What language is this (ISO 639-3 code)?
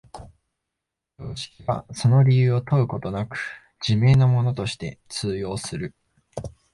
jpn